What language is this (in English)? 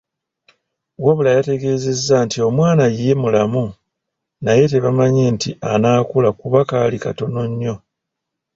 Ganda